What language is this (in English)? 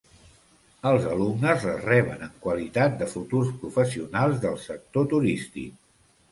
Catalan